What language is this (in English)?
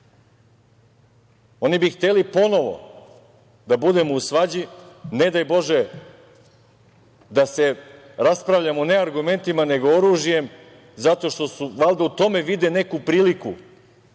Serbian